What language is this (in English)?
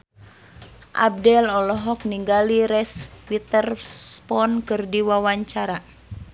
Sundanese